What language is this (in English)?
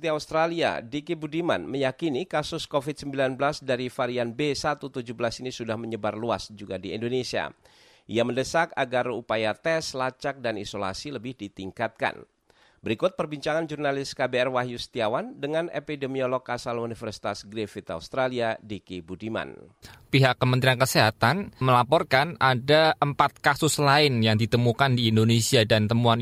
Indonesian